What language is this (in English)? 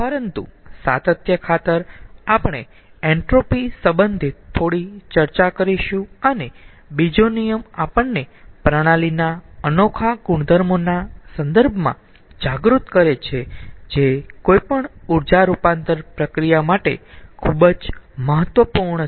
Gujarati